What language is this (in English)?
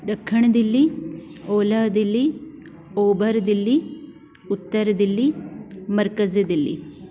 Sindhi